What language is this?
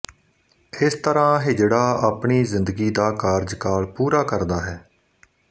Punjabi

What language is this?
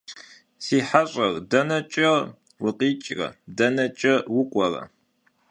Kabardian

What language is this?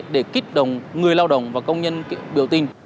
Vietnamese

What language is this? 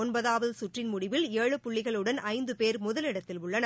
Tamil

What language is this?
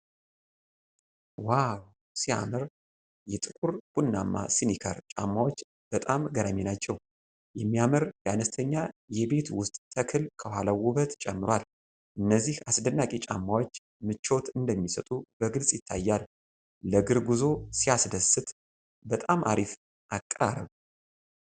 Amharic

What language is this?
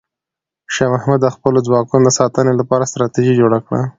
Pashto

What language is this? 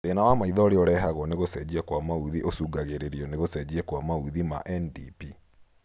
Kikuyu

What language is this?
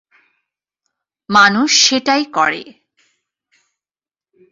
Bangla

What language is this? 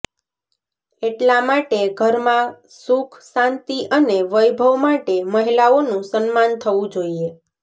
Gujarati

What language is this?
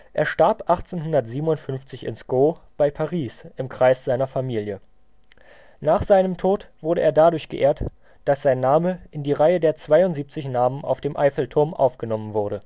German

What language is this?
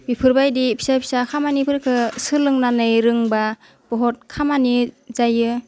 Bodo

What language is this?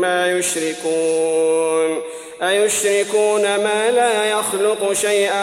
Arabic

